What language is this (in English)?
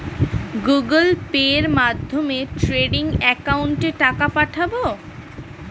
Bangla